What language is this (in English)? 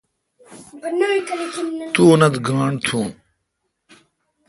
Kalkoti